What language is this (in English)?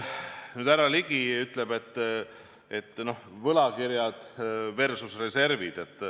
Estonian